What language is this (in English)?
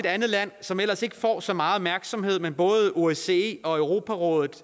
Danish